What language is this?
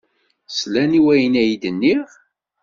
Kabyle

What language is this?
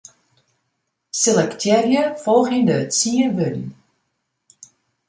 Western Frisian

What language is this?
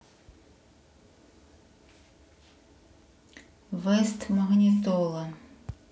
Russian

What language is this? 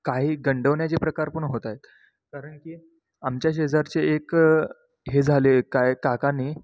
Marathi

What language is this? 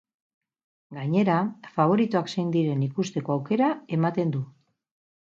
Basque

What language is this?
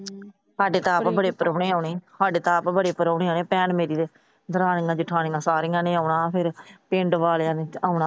Punjabi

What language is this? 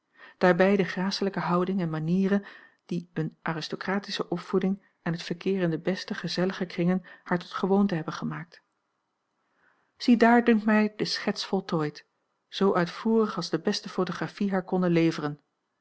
Dutch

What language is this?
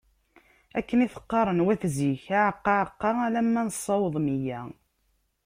Kabyle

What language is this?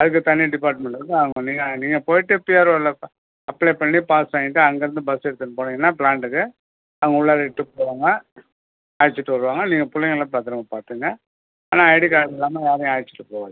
Tamil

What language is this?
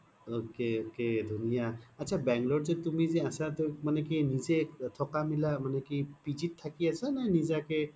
Assamese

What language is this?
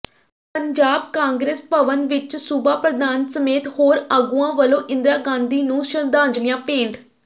Punjabi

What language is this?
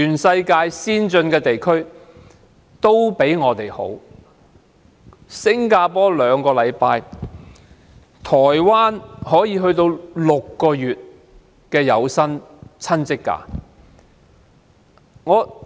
Cantonese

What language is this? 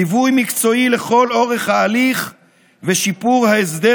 Hebrew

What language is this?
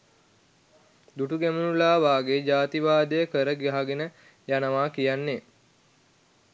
Sinhala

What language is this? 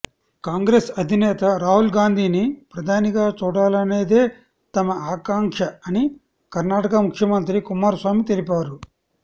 Telugu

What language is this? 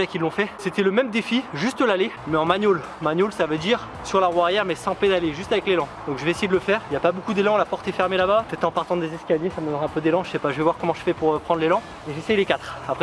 French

